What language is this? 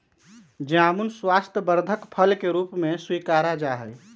Magahi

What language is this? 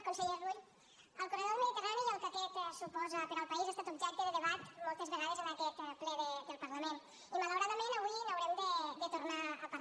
Catalan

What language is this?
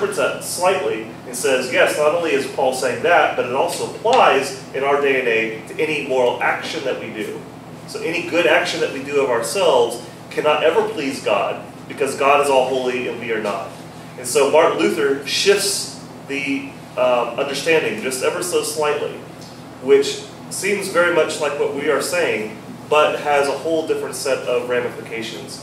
English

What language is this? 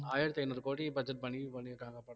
Tamil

